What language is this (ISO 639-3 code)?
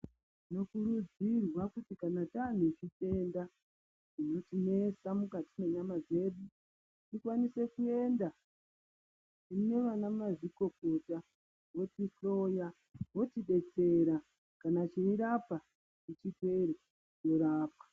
ndc